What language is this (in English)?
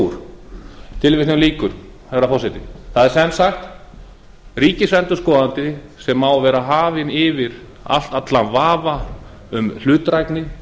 Icelandic